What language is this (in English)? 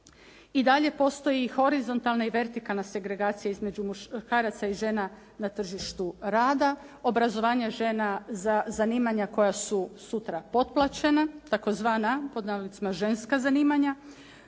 Croatian